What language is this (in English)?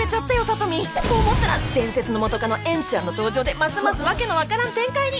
Japanese